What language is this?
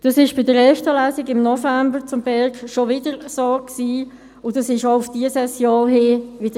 Swiss German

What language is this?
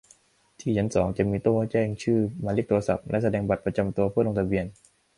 Thai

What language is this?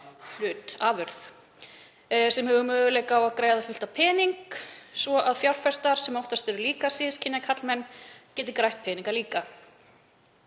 Icelandic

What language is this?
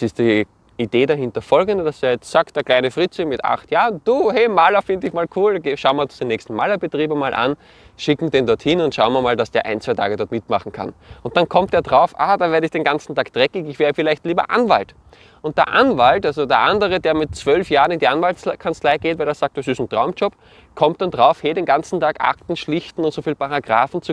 German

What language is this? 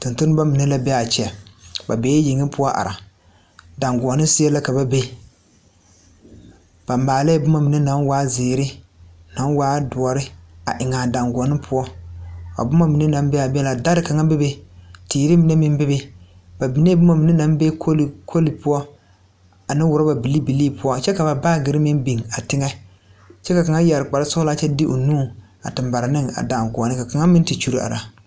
Southern Dagaare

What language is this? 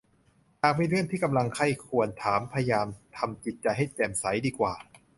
Thai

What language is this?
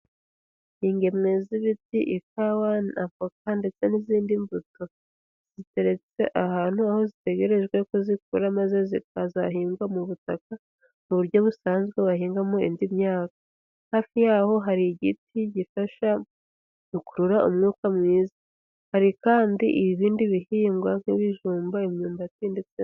Kinyarwanda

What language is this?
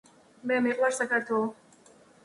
Georgian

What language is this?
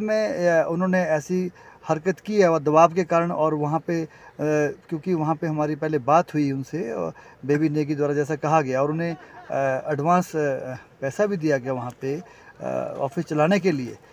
Hindi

